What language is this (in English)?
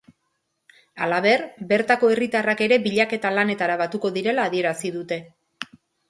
Basque